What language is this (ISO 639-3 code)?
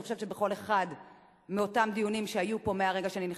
heb